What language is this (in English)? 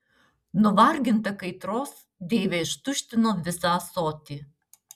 Lithuanian